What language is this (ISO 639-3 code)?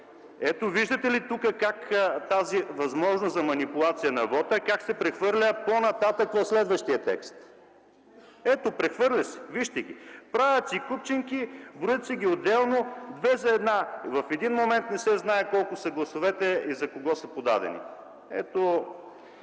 bul